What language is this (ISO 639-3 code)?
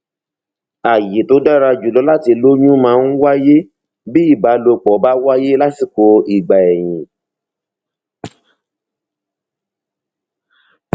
yor